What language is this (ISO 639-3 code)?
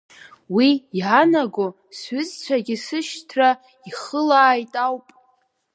abk